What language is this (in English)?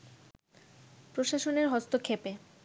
Bangla